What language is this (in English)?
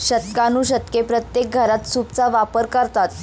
Marathi